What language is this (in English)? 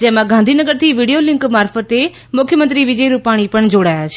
Gujarati